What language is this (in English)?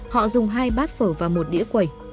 Vietnamese